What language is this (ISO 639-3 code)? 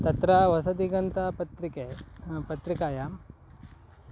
san